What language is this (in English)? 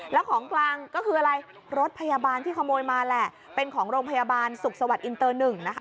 Thai